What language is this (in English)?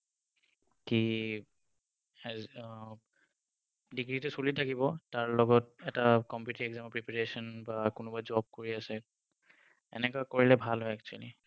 Assamese